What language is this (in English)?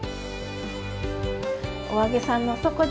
Japanese